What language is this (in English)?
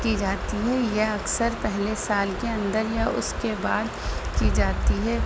Urdu